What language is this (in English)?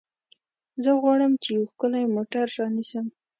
Pashto